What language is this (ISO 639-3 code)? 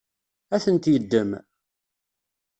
kab